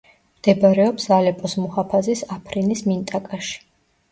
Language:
Georgian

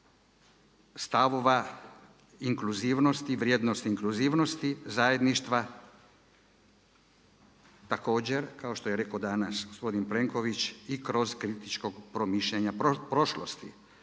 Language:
Croatian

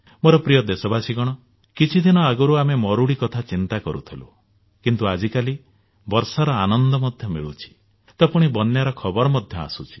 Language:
Odia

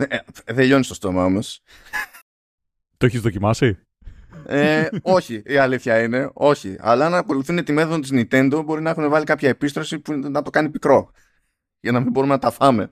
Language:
Greek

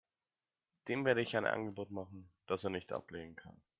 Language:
German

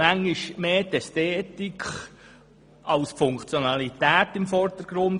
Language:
Swiss German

